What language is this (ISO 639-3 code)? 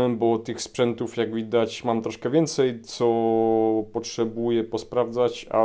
pol